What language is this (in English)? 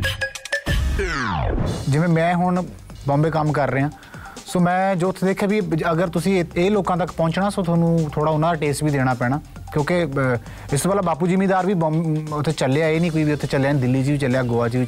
Punjabi